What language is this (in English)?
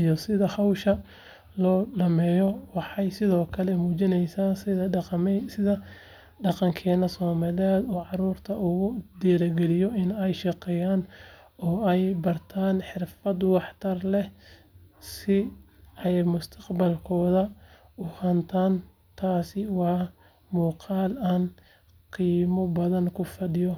Somali